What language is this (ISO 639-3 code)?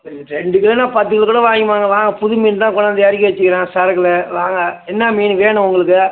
tam